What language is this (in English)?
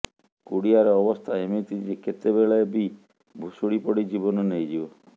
Odia